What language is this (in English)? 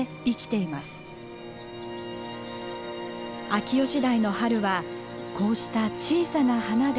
Japanese